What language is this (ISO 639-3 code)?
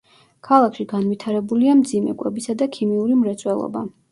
kat